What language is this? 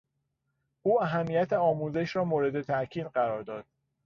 Persian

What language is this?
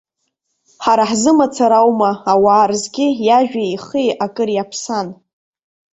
Abkhazian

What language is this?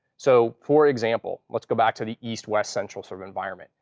English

